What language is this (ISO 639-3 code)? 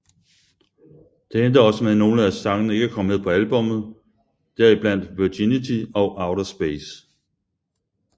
dan